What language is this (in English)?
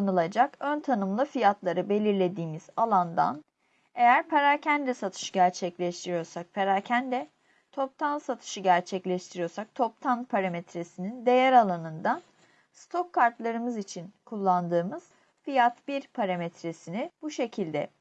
Turkish